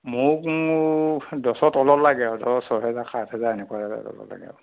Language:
Assamese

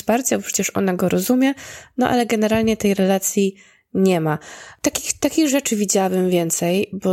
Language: Polish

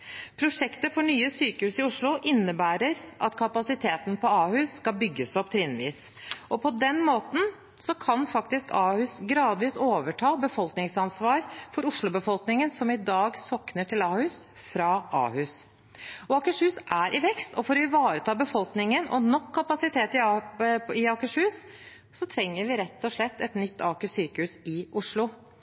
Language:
Norwegian Bokmål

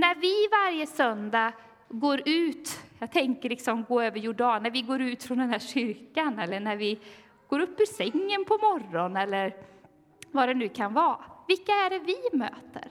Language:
Swedish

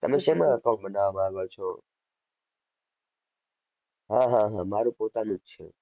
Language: Gujarati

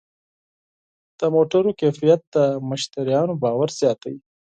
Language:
Pashto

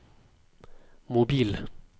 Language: Norwegian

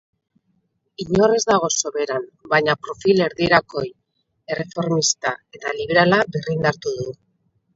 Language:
Basque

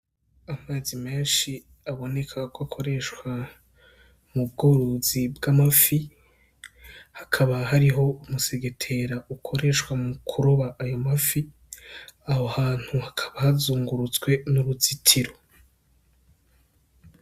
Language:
Rundi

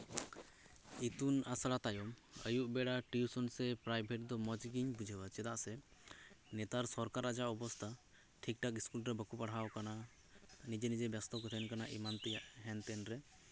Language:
Santali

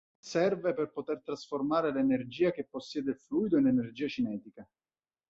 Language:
Italian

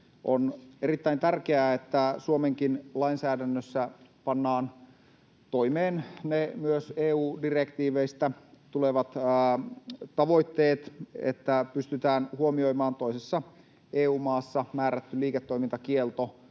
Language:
Finnish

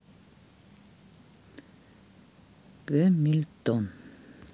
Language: Russian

